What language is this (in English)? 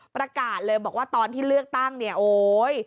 Thai